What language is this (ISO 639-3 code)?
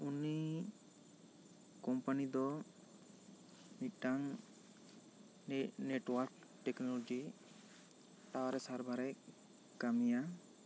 sat